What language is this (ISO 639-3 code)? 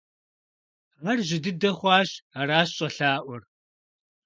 kbd